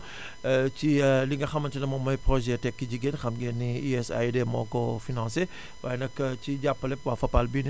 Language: Wolof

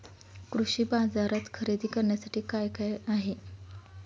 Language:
Marathi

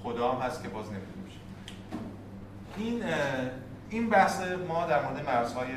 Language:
Persian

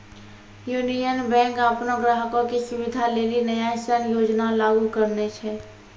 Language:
Maithili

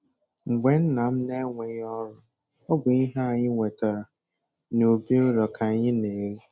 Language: Igbo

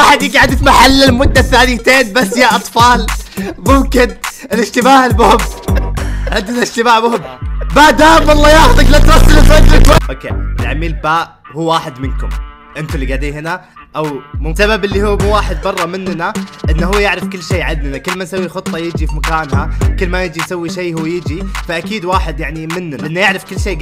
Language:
Arabic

